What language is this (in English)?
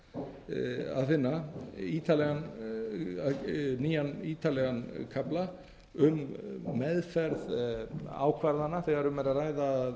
Icelandic